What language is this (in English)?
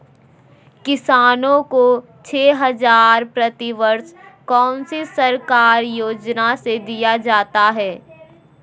Magahi